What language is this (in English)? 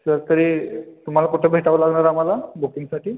Marathi